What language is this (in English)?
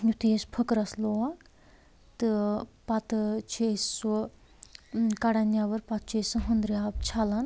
Kashmiri